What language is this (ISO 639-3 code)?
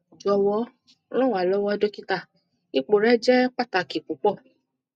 yor